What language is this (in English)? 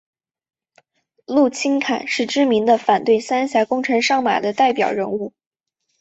Chinese